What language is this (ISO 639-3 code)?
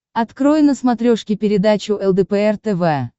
rus